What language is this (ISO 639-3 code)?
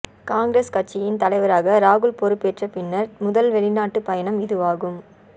tam